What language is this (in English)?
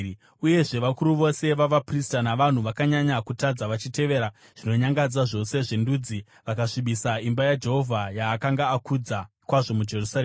Shona